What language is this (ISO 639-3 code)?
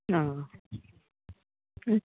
kok